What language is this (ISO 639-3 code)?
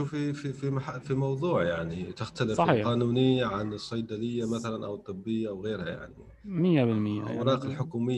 ara